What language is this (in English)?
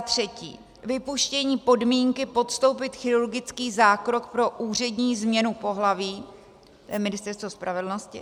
Czech